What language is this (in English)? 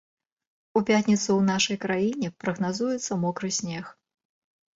Belarusian